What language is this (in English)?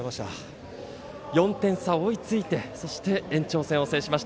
Japanese